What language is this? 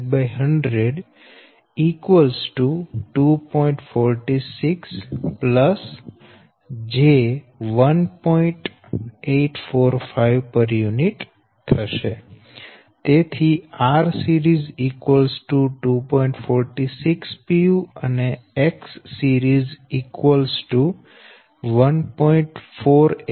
Gujarati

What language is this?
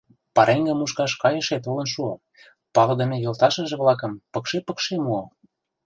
Mari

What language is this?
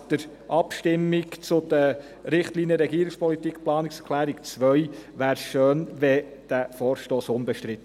Swiss German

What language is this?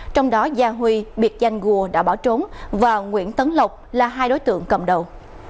Vietnamese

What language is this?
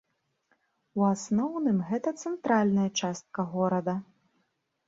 Belarusian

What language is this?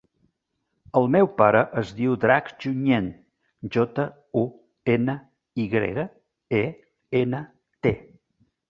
Catalan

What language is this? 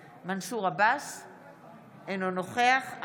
Hebrew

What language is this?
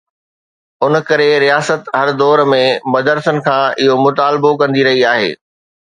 Sindhi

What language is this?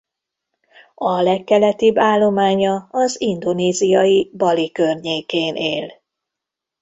Hungarian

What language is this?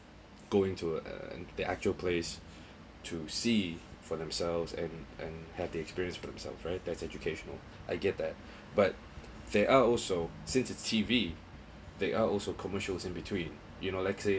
English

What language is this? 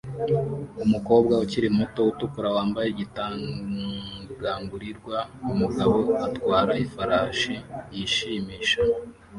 Kinyarwanda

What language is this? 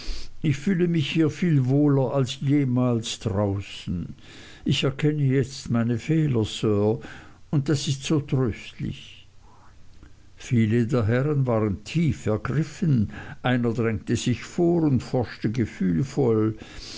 German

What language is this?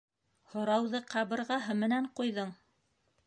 Bashkir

